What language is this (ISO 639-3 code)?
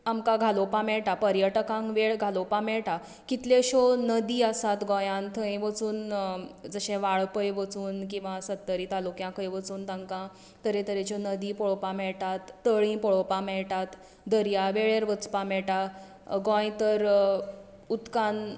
kok